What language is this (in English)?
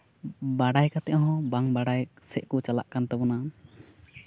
Santali